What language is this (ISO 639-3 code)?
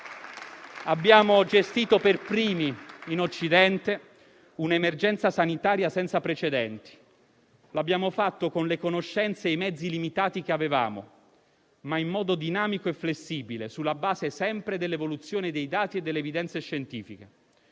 ita